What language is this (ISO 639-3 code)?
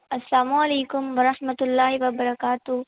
urd